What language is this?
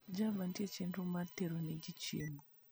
Luo (Kenya and Tanzania)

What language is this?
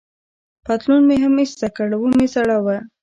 Pashto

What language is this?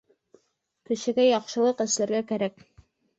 Bashkir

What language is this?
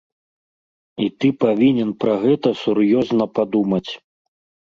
Belarusian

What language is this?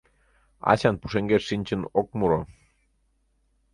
Mari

